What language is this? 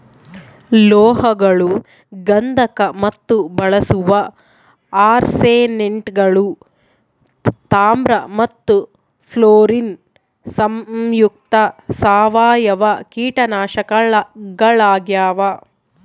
Kannada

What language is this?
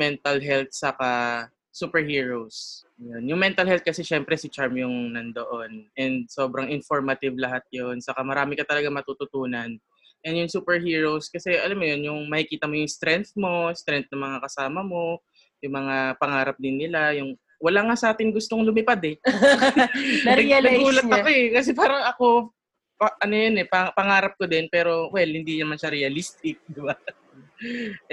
Filipino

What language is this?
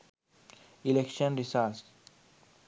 Sinhala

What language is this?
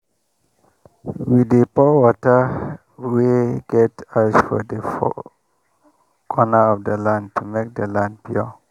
Nigerian Pidgin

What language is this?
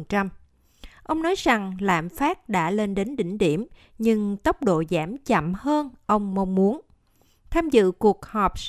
Vietnamese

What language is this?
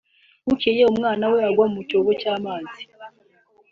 Kinyarwanda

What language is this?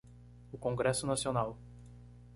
Portuguese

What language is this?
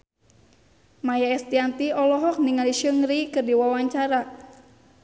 Sundanese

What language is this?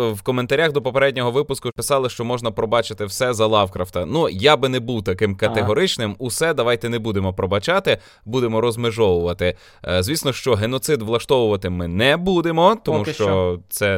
Ukrainian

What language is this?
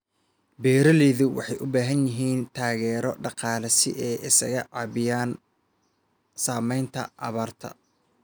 Somali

